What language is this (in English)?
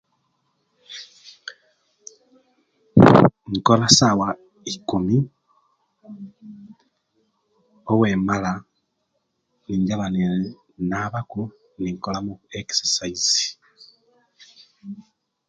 Kenyi